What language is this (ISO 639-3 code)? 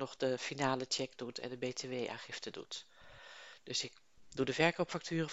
nld